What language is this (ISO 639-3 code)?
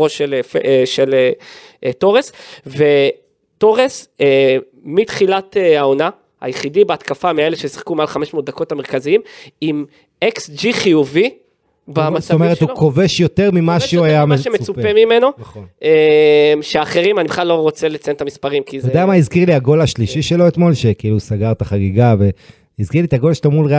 heb